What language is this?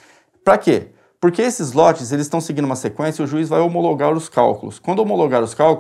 Portuguese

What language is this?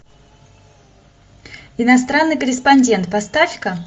Russian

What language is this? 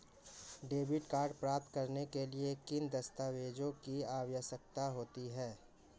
Hindi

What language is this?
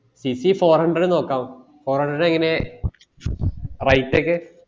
Malayalam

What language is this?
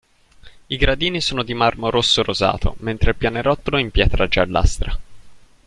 Italian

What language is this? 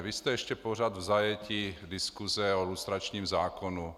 Czech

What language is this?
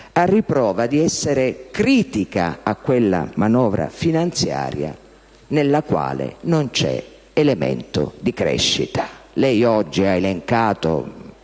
Italian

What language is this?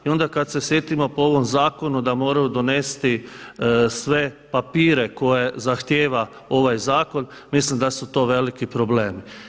Croatian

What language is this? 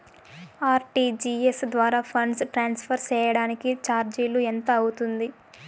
Telugu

